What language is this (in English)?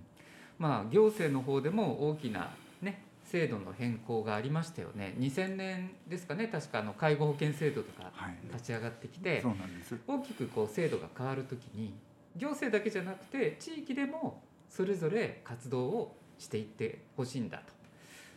Japanese